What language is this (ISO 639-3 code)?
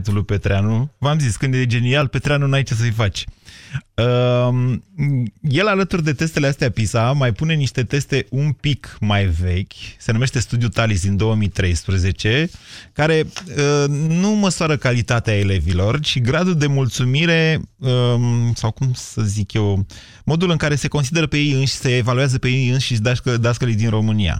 ron